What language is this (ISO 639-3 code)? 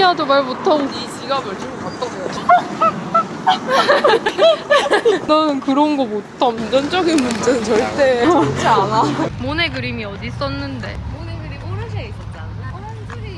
kor